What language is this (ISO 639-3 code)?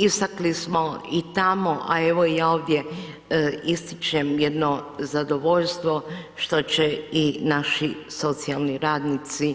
hrv